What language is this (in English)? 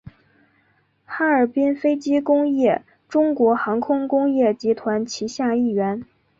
Chinese